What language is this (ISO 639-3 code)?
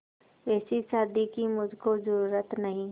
hin